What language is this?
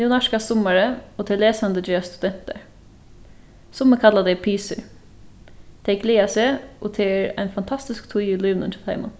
Faroese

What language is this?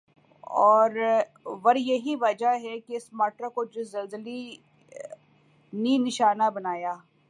Urdu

